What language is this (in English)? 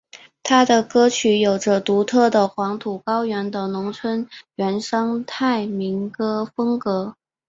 Chinese